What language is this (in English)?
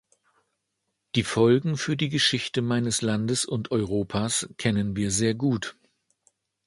German